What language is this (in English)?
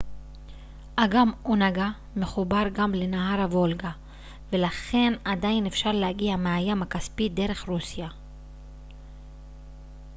Hebrew